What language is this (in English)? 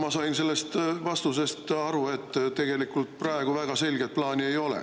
Estonian